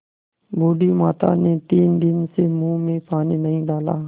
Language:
Hindi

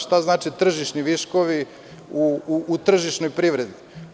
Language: Serbian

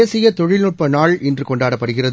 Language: Tamil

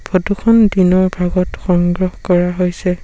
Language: Assamese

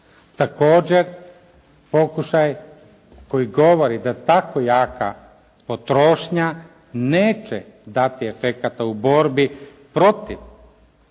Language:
Croatian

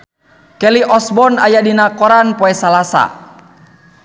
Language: Sundanese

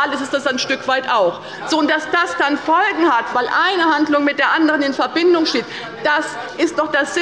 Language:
German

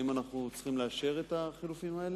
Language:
Hebrew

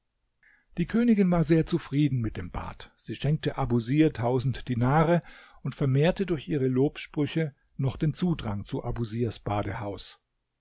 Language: German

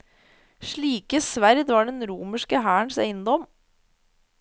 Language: Norwegian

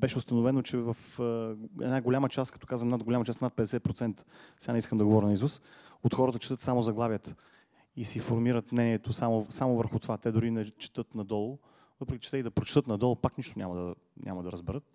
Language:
Bulgarian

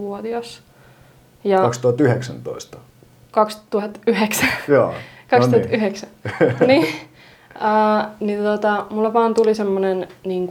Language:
Finnish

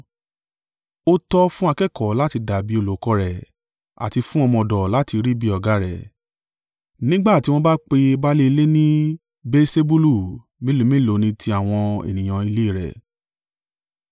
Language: Yoruba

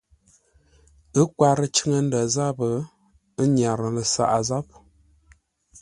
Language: Ngombale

